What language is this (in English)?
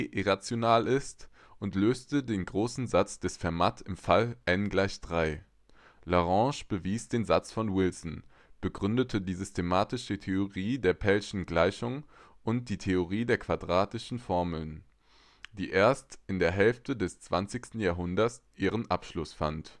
German